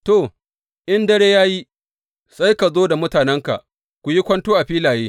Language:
Hausa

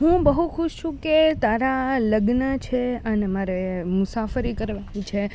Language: Gujarati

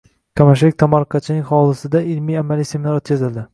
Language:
Uzbek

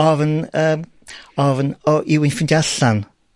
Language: Welsh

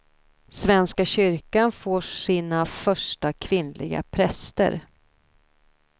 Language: Swedish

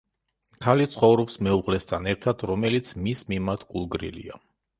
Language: Georgian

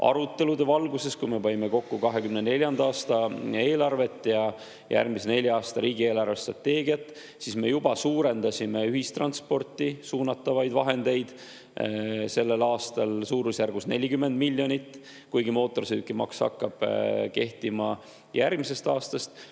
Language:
Estonian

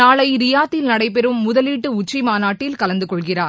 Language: Tamil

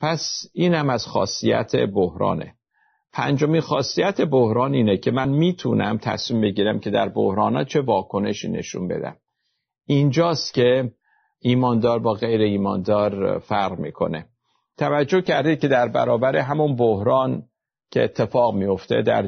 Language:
Persian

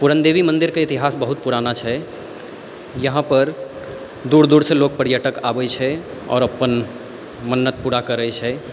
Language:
Maithili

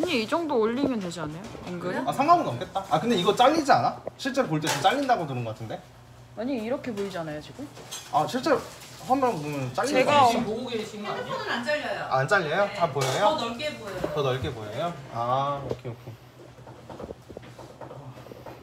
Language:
Korean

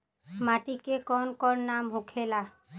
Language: Bhojpuri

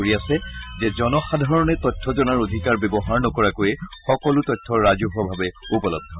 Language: Assamese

